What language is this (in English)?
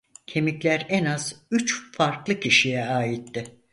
Turkish